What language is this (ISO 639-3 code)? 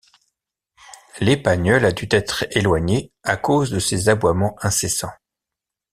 fra